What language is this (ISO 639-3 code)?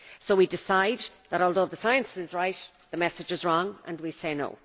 eng